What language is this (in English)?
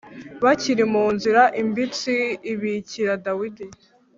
Kinyarwanda